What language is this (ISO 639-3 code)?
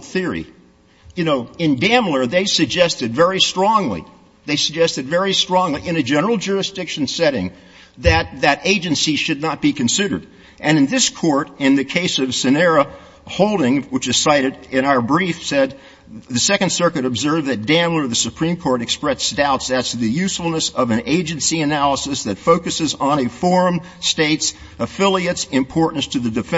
eng